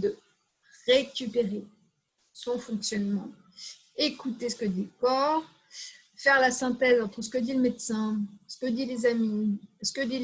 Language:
French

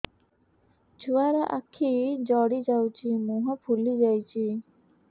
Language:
Odia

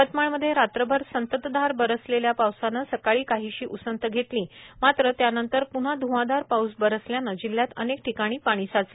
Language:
Marathi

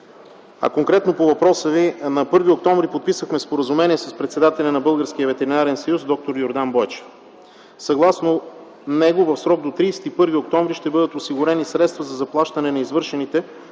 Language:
Bulgarian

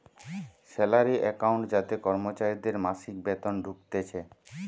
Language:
Bangla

